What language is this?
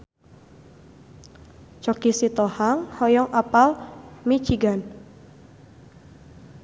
Sundanese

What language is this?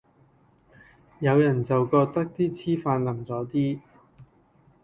Cantonese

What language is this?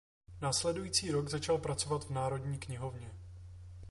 Czech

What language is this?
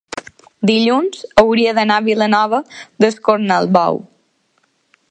Catalan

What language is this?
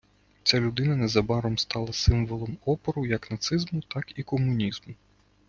Ukrainian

